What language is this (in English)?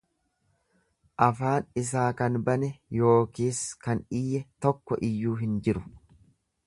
Oromo